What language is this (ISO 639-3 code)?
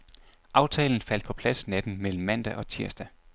dan